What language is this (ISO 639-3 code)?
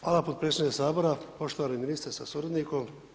hrv